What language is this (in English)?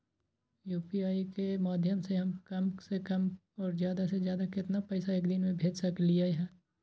Magahi